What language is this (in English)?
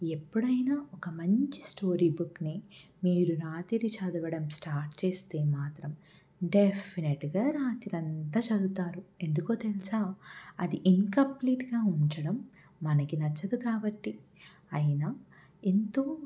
Telugu